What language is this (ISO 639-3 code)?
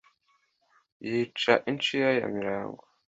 kin